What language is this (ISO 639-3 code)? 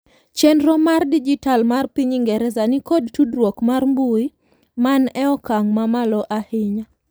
luo